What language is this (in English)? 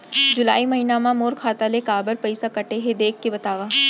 Chhattisgarhi